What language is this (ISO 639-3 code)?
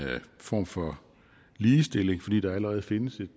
dan